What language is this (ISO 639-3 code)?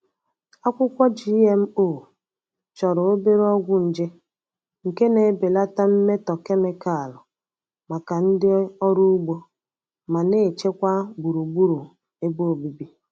ibo